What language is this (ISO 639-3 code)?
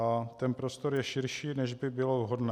ces